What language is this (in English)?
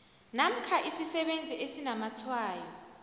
South Ndebele